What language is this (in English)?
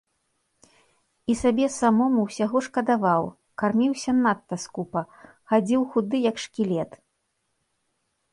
Belarusian